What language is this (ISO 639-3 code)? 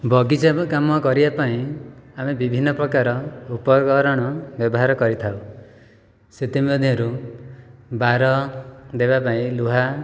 ori